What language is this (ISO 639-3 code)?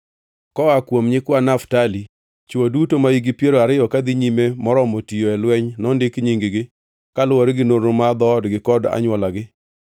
luo